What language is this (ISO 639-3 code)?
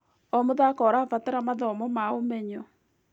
kik